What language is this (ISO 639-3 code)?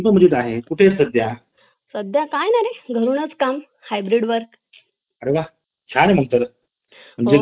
mar